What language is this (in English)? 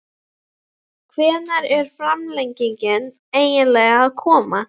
Icelandic